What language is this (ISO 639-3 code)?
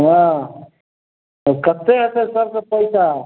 mai